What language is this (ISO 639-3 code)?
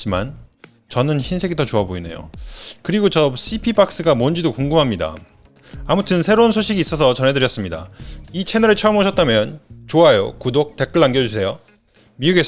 kor